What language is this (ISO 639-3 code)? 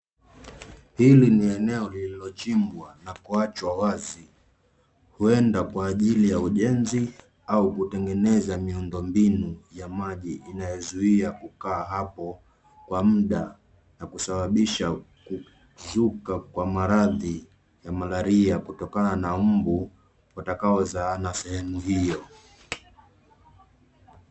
swa